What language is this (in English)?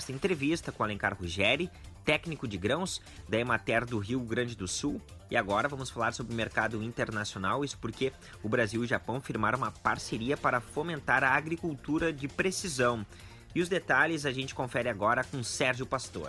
Portuguese